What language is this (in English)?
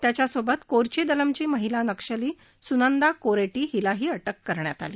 Marathi